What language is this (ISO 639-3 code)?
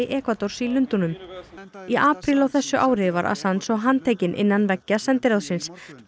isl